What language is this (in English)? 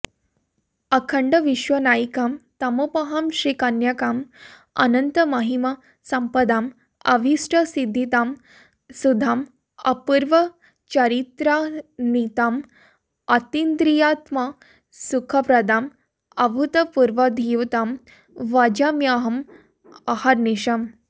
Sanskrit